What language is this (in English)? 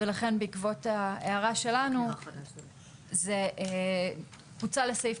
Hebrew